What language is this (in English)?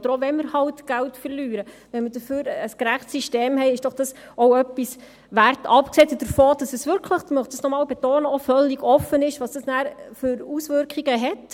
Swiss German